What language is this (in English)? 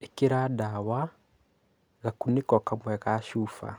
Kikuyu